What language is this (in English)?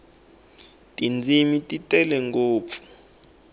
Tsonga